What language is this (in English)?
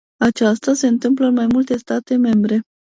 Romanian